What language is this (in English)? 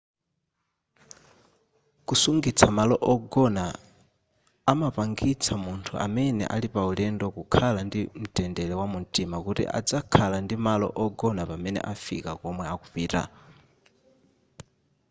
Nyanja